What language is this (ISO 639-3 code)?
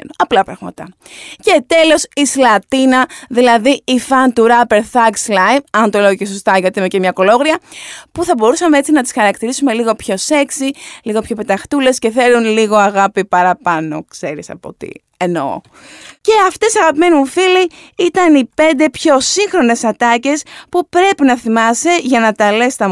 ell